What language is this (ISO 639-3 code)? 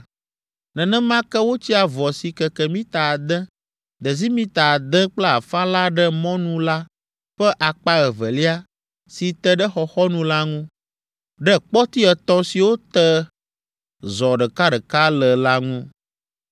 ewe